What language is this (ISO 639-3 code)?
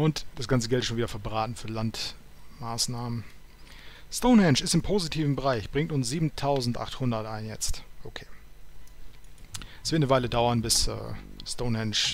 deu